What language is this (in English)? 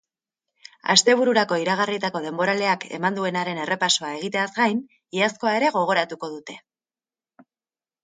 Basque